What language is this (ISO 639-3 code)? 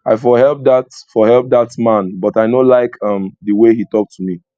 pcm